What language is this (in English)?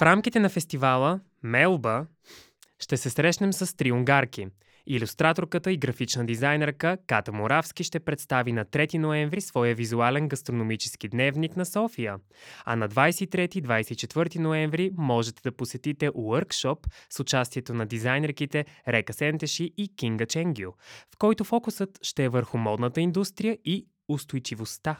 Bulgarian